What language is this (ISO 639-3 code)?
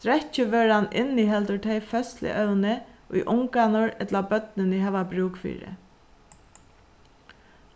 fao